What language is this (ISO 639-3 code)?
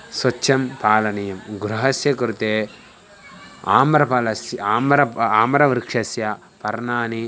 san